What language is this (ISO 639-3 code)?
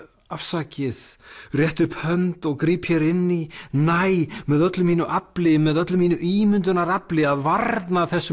isl